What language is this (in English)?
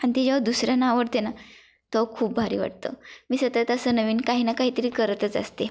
Marathi